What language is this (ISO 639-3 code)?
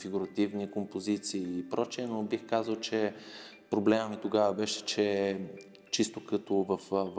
bul